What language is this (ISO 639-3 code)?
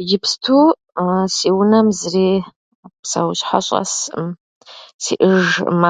kbd